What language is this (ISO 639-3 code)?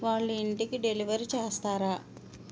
tel